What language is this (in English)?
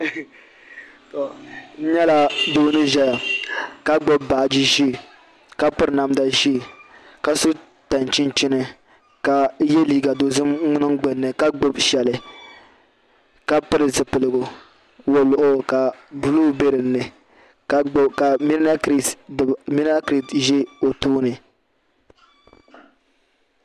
Dagbani